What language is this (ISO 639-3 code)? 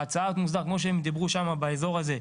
heb